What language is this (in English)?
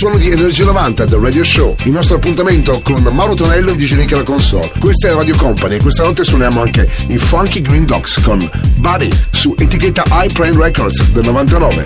Italian